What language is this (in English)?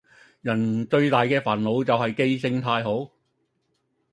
Cantonese